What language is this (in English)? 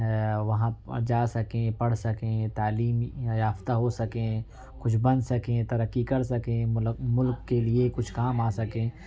Urdu